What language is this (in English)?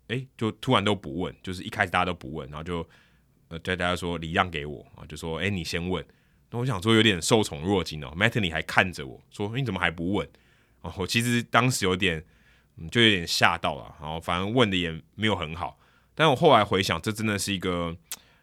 Chinese